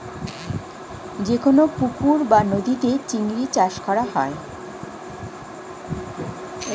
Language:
Bangla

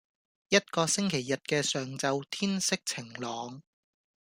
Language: Cantonese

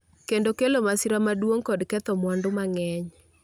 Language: Luo (Kenya and Tanzania)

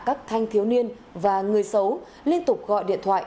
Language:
Vietnamese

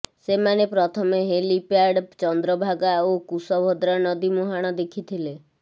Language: Odia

